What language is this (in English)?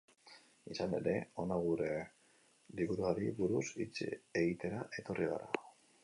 Basque